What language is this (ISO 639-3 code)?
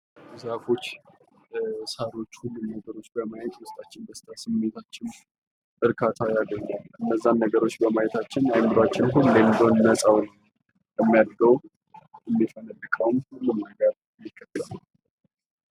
amh